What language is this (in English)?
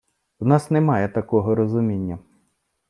Ukrainian